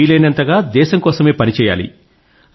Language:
Telugu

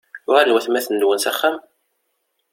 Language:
Kabyle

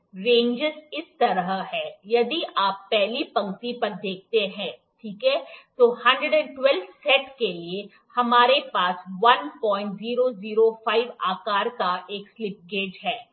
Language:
Hindi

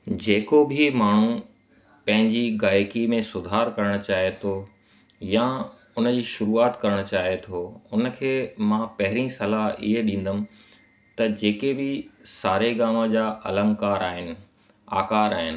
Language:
Sindhi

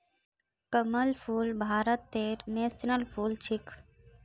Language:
Magahi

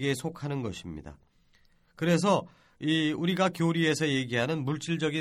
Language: Korean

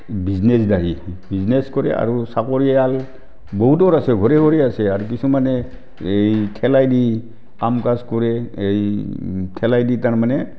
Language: Assamese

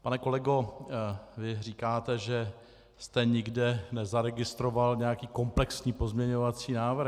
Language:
Czech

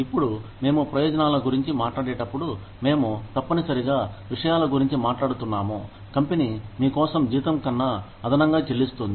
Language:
Telugu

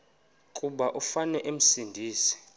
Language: Xhosa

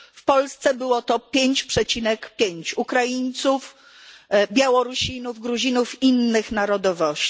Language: Polish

